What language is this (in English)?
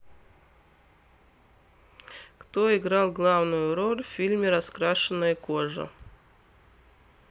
Russian